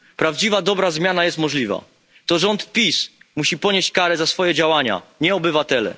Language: Polish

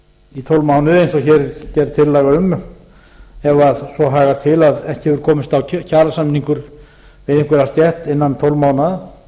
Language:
Icelandic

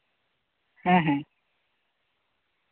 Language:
Santali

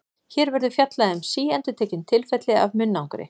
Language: Icelandic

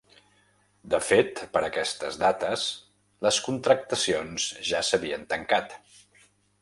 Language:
Catalan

